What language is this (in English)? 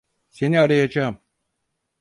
Turkish